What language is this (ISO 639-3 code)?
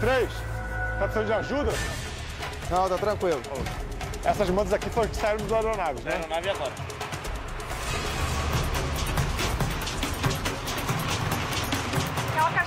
por